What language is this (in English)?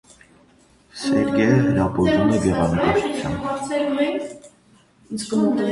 Armenian